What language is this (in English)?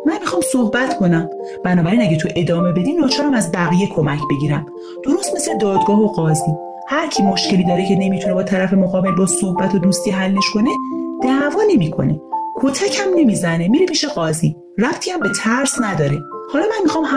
Persian